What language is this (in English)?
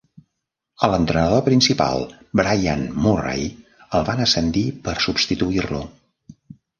Catalan